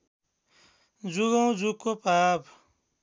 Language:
Nepali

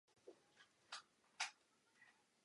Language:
Czech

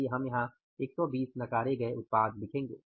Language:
Hindi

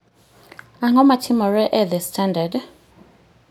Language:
Luo (Kenya and Tanzania)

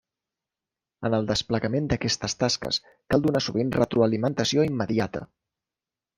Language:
Catalan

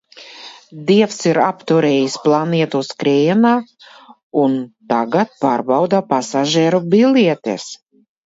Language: Latvian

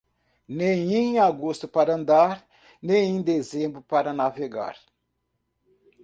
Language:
Portuguese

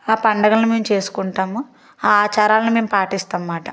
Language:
Telugu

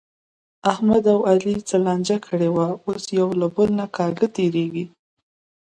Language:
Pashto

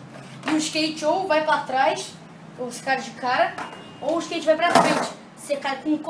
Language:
Portuguese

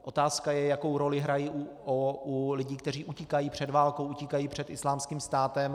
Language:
Czech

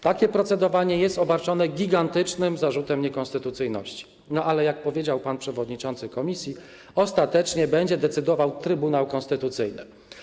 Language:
Polish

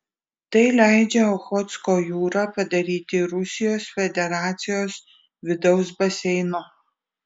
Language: Lithuanian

